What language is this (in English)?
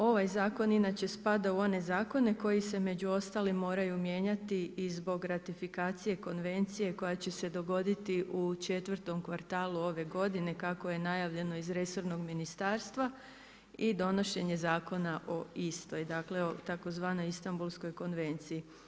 Croatian